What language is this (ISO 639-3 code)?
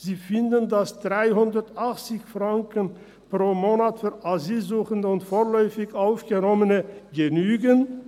gsw